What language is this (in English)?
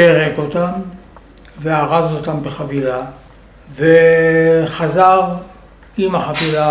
Hebrew